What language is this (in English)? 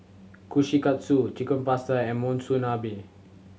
English